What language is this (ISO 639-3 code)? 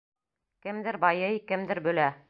bak